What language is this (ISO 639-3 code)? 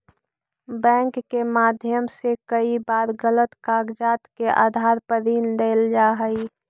mag